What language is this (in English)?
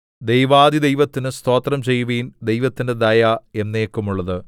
Malayalam